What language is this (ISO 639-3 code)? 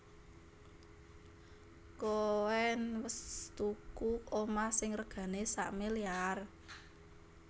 jav